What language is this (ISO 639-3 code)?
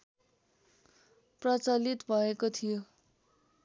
nep